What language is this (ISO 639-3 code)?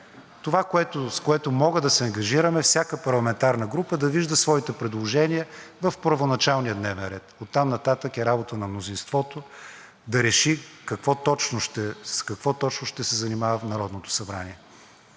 bul